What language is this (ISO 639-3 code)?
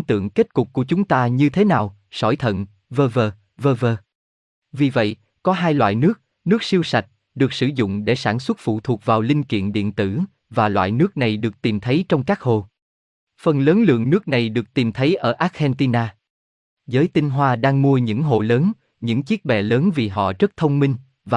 vie